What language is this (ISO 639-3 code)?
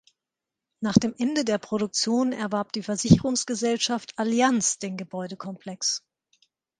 deu